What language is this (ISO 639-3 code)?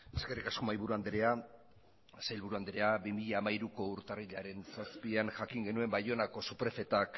eus